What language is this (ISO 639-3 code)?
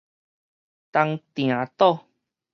nan